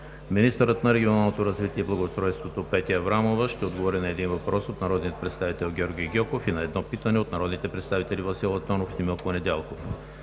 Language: Bulgarian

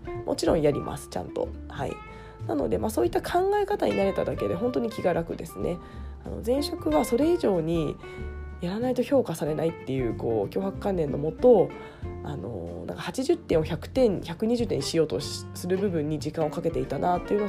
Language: Japanese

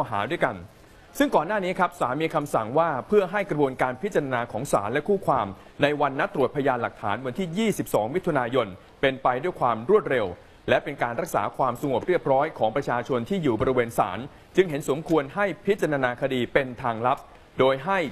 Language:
Thai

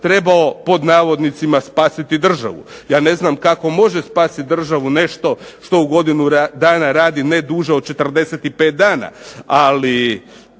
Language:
Croatian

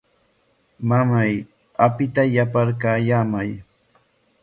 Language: Corongo Ancash Quechua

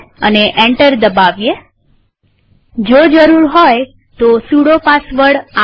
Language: Gujarati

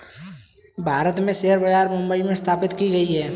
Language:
Hindi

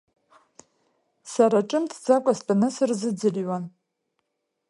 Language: Abkhazian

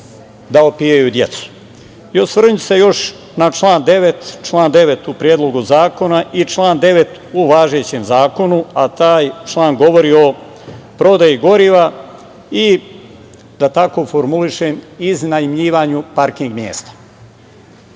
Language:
Serbian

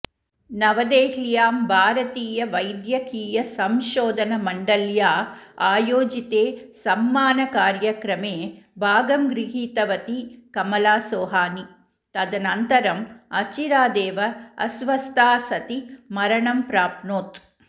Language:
Sanskrit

